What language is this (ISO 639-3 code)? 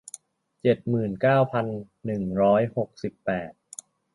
tha